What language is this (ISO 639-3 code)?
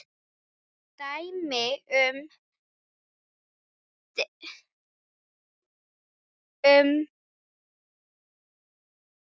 isl